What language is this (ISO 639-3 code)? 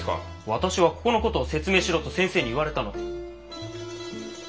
jpn